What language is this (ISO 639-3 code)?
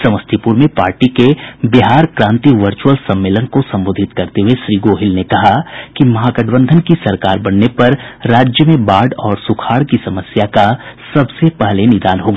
hin